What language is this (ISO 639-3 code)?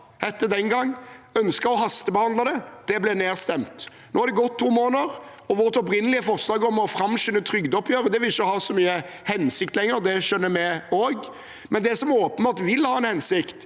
nor